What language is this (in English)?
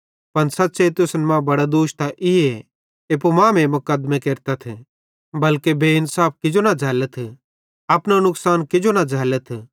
Bhadrawahi